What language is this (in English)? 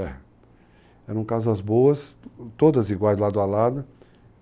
Portuguese